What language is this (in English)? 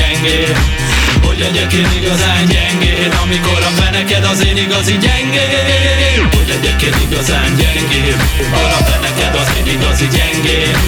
Hungarian